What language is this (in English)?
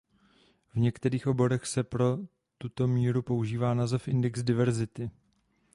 Czech